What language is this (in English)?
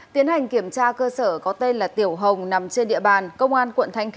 Vietnamese